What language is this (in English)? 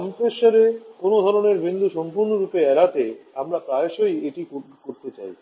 Bangla